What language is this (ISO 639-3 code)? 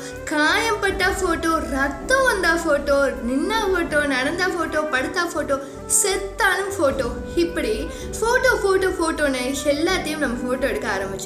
tam